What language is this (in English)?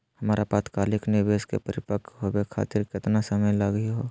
Magahi